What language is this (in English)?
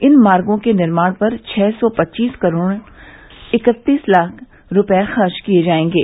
Hindi